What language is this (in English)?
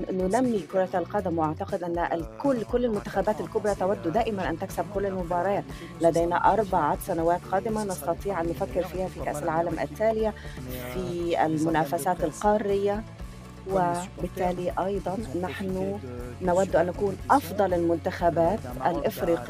Arabic